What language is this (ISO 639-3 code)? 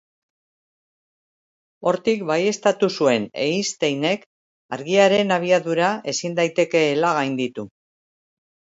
eus